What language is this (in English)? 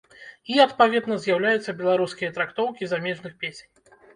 Belarusian